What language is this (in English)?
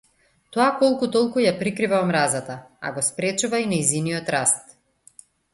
Macedonian